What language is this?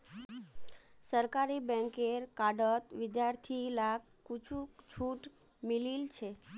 Magahi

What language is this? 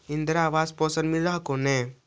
Magahi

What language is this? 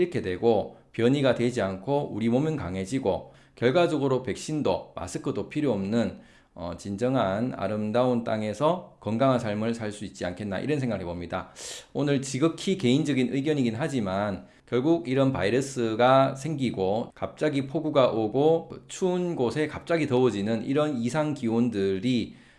Korean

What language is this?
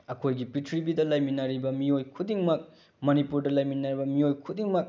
Manipuri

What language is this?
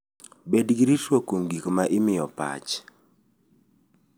Luo (Kenya and Tanzania)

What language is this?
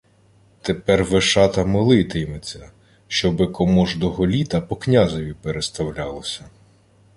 Ukrainian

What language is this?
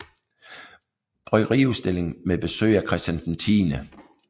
Danish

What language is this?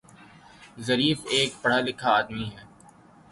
Urdu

